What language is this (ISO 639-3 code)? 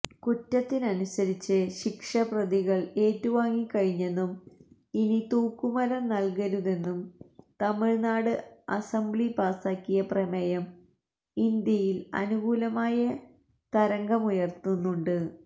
mal